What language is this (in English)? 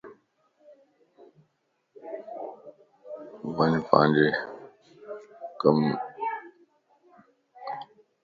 Lasi